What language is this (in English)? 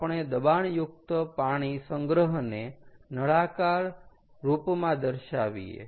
Gujarati